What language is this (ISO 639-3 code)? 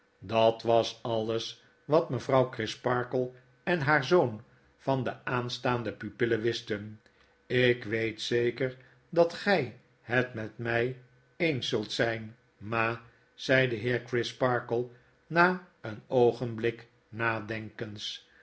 nld